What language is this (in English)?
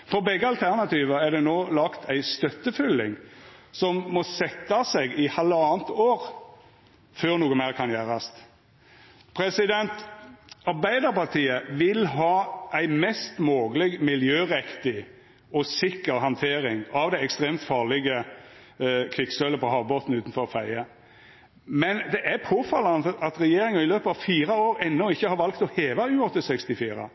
Norwegian Nynorsk